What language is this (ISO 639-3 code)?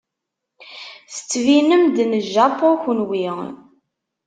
kab